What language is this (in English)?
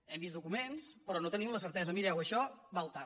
Catalan